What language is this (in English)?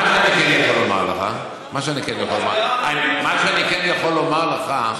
Hebrew